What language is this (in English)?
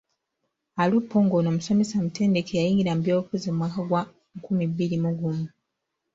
Ganda